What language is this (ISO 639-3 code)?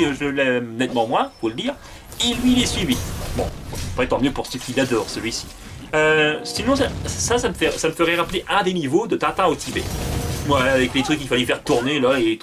fra